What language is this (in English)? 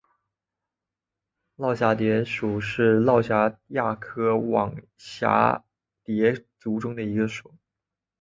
Chinese